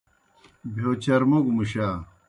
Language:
Kohistani Shina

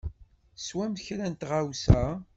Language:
Kabyle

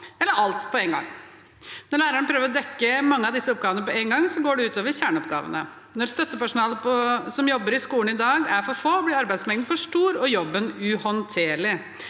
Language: Norwegian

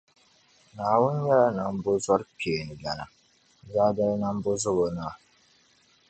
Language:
Dagbani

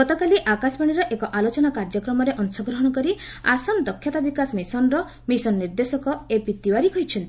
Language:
Odia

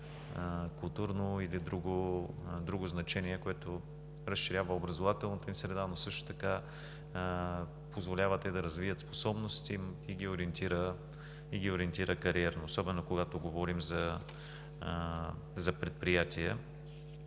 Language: Bulgarian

